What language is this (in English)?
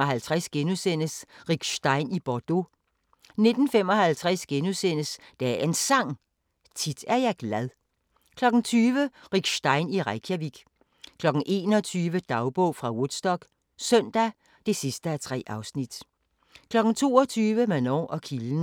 Danish